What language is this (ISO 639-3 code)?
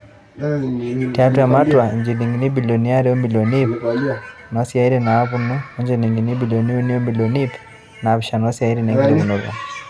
mas